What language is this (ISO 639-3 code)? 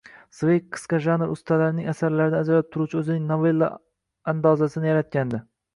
uzb